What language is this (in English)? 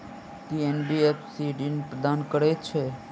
Maithili